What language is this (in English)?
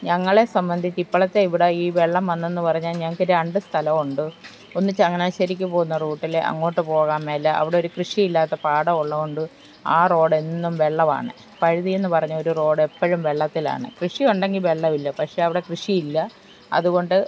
Malayalam